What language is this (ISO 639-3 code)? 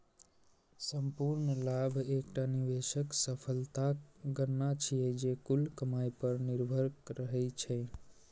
mai